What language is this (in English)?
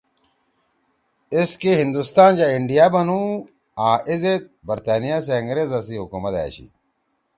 Torwali